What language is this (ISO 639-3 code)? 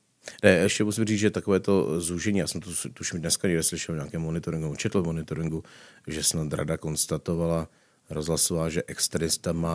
ces